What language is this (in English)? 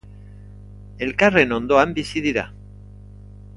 Basque